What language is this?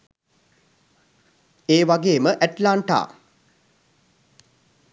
Sinhala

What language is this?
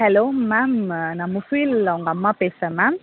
Tamil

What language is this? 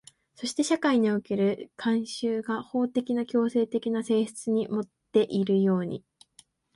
Japanese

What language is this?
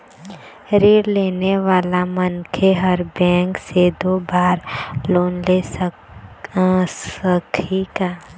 Chhattisgarhi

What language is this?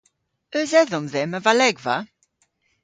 Cornish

